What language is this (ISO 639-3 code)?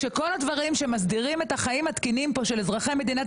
heb